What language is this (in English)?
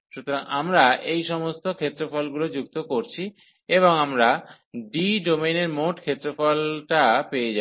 Bangla